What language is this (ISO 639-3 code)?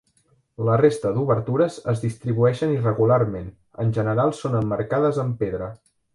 cat